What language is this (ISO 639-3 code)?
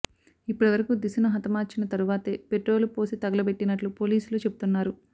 tel